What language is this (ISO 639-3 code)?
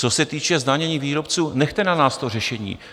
ces